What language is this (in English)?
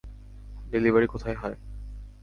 Bangla